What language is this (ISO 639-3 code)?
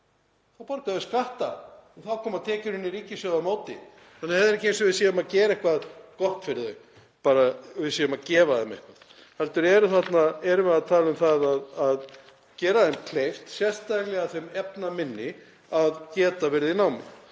isl